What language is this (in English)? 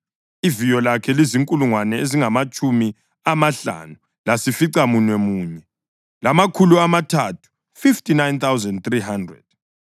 North Ndebele